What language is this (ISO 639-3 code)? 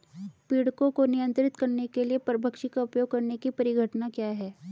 hin